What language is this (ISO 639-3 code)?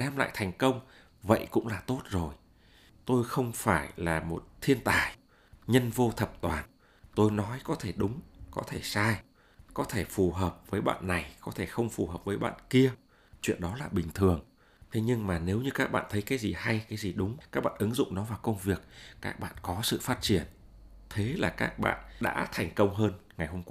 vie